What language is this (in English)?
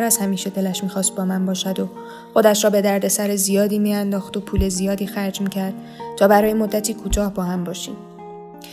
Persian